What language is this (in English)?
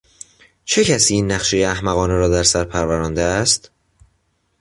Persian